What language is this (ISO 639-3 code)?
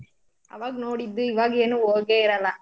kan